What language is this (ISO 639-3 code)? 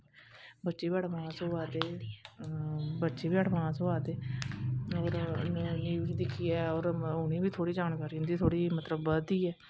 doi